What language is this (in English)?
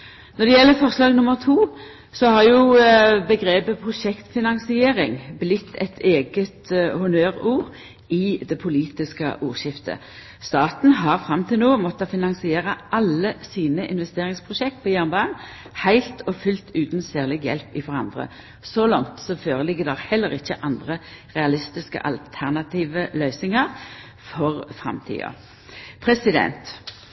Norwegian Nynorsk